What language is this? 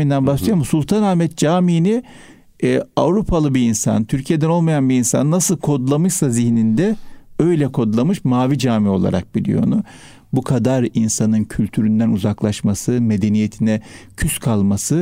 Turkish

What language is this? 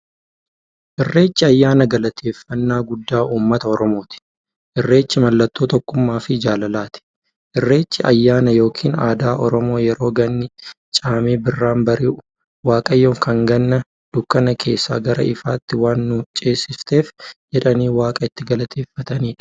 Oromo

